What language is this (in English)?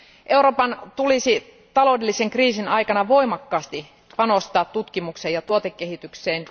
Finnish